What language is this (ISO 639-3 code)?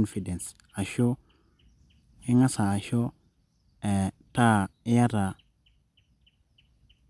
mas